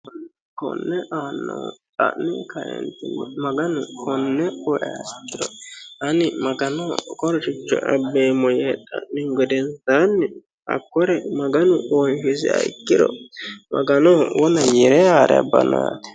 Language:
Sidamo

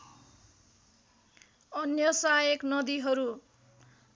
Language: Nepali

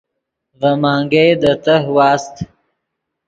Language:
Yidgha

